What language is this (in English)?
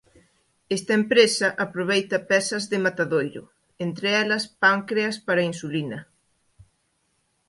Galician